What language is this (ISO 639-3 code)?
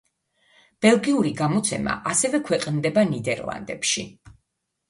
kat